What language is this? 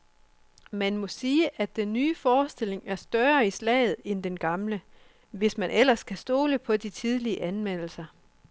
Danish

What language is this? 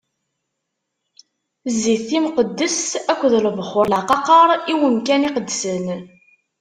Kabyle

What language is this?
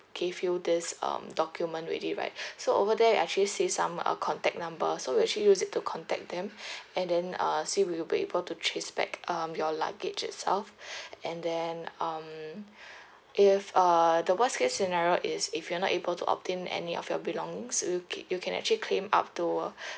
English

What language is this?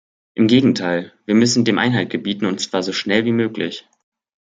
German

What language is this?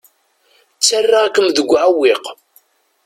Kabyle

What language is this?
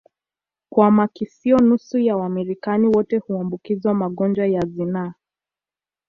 Swahili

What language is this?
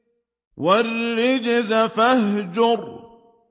Arabic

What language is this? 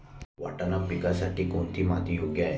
Marathi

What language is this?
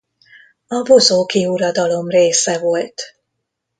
Hungarian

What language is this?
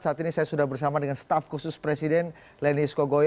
Indonesian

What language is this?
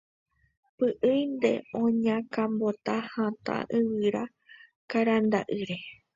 Guarani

